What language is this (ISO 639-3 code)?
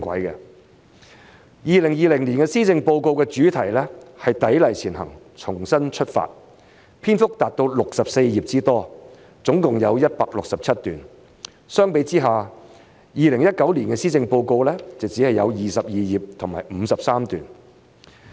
yue